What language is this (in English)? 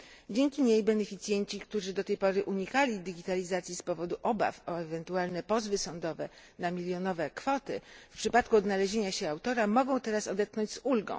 Polish